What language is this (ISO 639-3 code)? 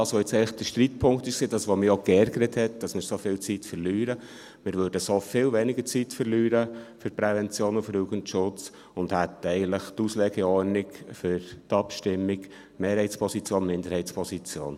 gsw